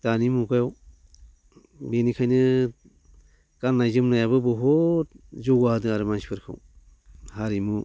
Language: Bodo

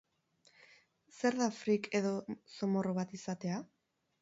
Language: Basque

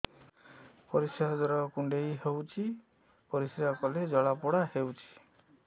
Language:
Odia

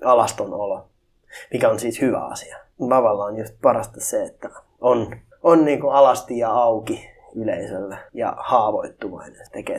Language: Finnish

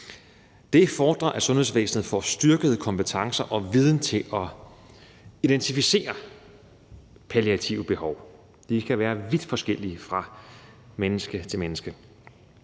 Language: Danish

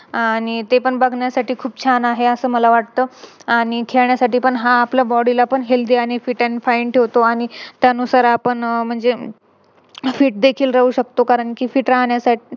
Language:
Marathi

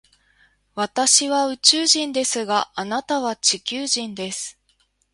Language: Japanese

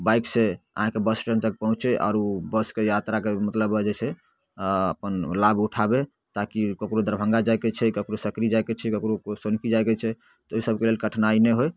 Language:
Maithili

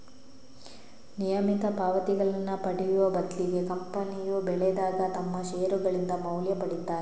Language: Kannada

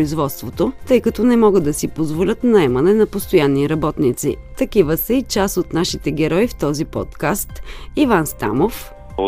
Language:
Bulgarian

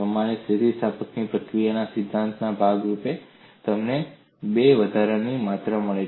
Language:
Gujarati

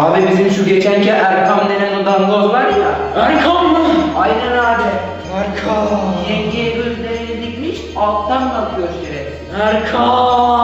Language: Turkish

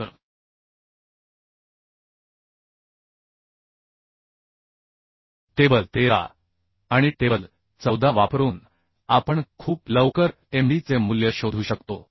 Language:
Marathi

